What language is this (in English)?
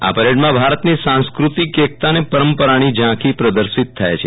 Gujarati